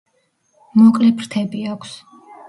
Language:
Georgian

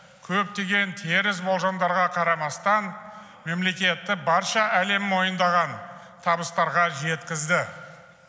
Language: Kazakh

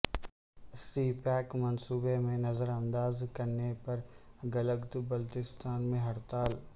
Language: Urdu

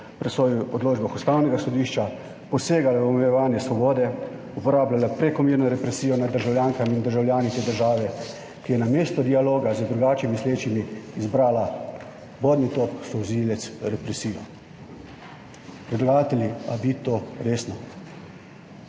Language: Slovenian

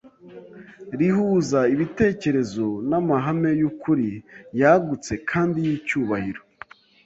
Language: Kinyarwanda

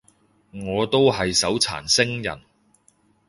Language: Cantonese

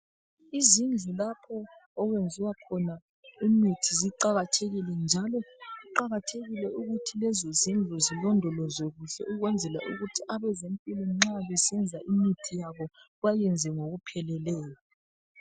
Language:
North Ndebele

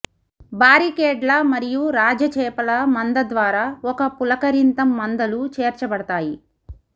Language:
Telugu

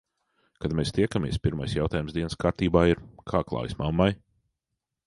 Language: Latvian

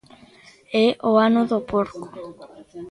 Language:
Galician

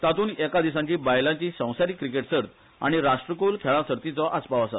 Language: Konkani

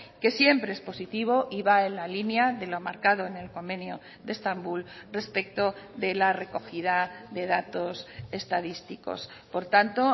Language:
Spanish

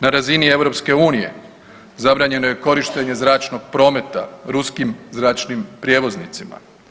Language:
Croatian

